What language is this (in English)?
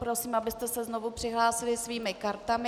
Czech